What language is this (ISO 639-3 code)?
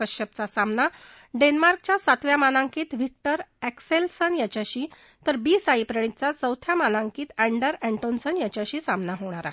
mar